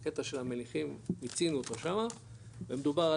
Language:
Hebrew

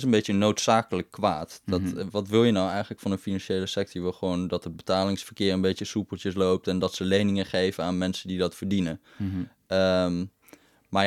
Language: Dutch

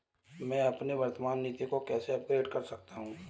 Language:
Hindi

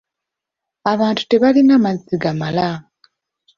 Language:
Ganda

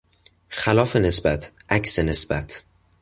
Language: Persian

